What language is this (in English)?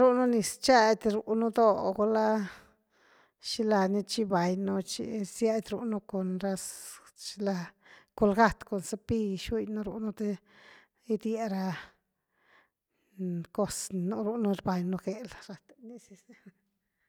Güilá Zapotec